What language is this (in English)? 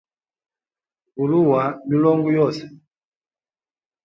Hemba